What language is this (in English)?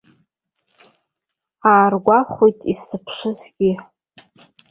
Abkhazian